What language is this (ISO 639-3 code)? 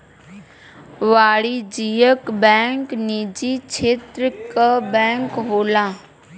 bho